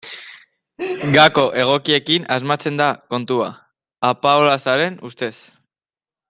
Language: Basque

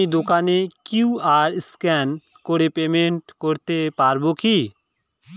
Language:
Bangla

